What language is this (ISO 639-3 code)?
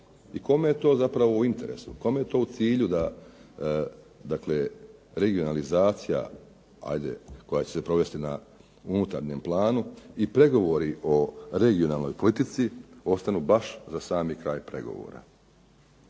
hrv